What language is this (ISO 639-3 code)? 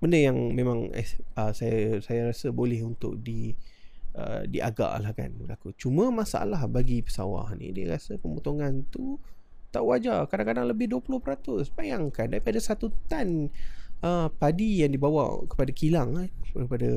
msa